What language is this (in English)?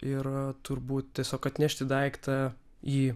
Lithuanian